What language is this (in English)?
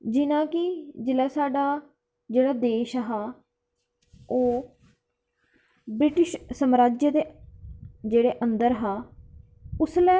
Dogri